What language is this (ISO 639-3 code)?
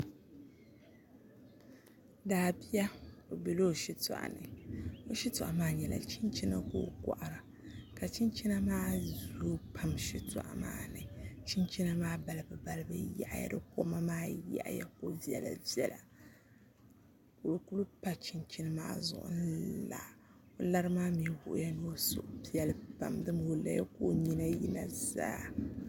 dag